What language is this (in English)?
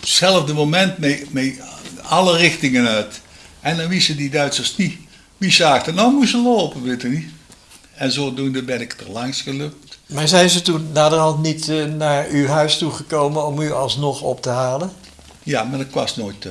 Dutch